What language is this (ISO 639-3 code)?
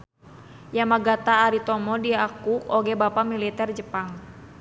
sun